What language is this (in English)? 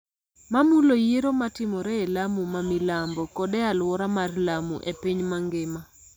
Luo (Kenya and Tanzania)